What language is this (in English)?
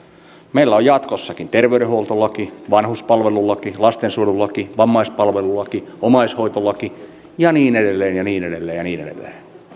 Finnish